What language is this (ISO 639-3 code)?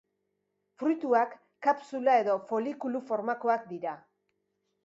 eus